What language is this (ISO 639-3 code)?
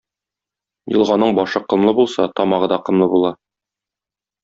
tat